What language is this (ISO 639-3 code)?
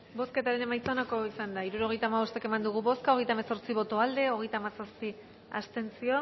eus